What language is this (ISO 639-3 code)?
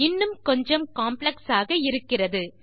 tam